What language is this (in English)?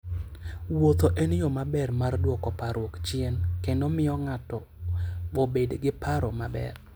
Luo (Kenya and Tanzania)